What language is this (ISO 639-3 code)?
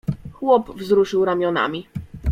pol